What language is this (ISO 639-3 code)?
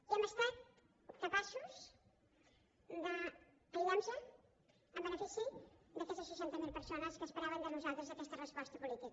cat